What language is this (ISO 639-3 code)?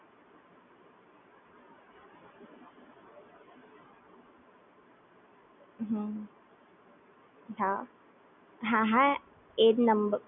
guj